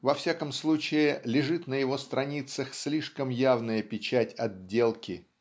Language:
Russian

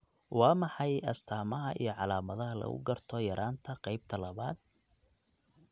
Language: Somali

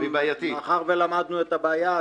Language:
Hebrew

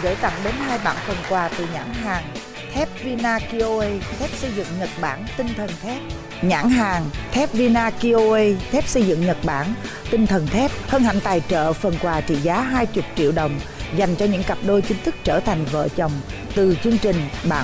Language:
Vietnamese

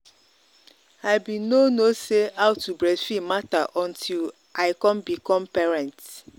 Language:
Nigerian Pidgin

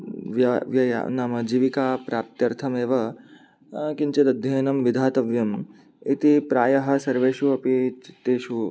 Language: Sanskrit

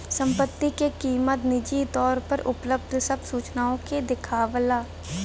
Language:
Bhojpuri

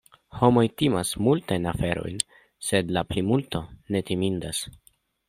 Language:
Esperanto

